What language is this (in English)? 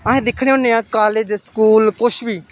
Dogri